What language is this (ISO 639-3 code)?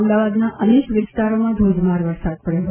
guj